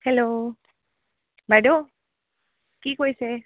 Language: Assamese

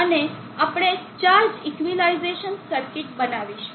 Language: Gujarati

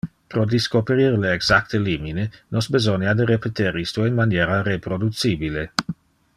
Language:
Interlingua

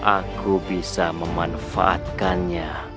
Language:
Indonesian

